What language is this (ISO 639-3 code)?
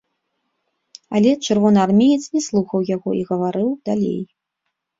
bel